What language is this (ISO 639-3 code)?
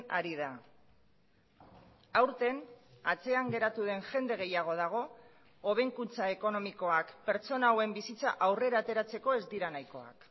eus